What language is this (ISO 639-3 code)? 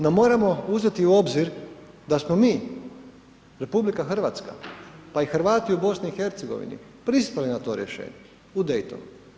hrv